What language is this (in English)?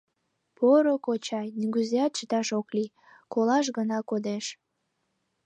Mari